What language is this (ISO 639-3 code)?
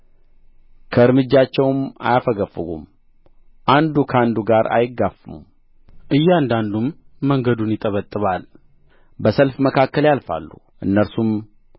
amh